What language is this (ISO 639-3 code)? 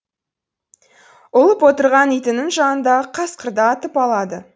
kaz